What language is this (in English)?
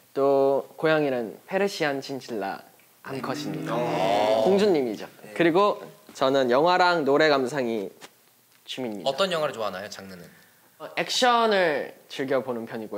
Korean